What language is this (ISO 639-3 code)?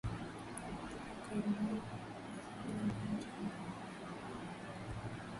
swa